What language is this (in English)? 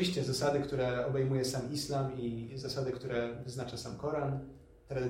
Polish